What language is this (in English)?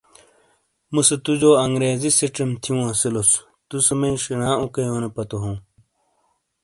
Shina